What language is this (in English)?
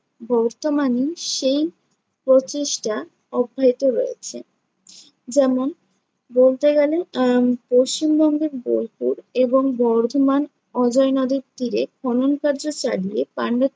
Bangla